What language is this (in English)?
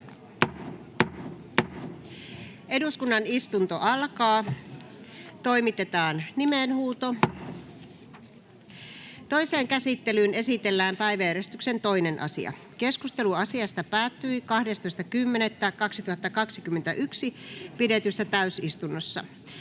Finnish